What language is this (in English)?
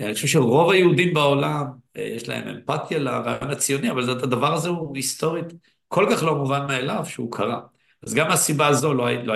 Hebrew